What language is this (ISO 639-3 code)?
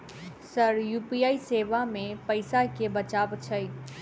mai